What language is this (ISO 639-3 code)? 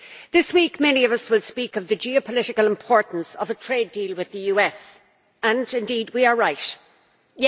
eng